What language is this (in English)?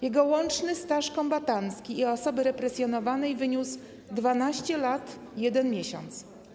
Polish